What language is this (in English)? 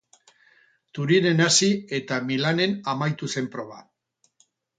Basque